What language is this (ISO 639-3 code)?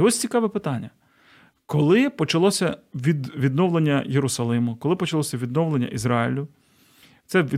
ukr